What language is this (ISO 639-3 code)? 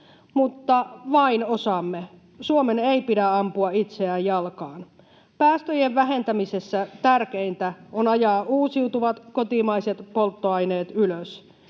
fin